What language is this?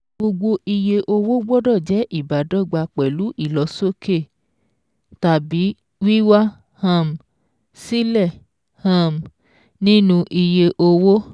Yoruba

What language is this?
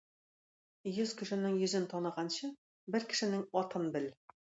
Tatar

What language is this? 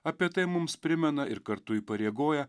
Lithuanian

